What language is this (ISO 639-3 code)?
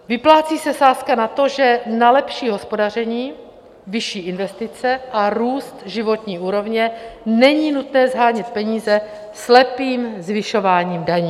ces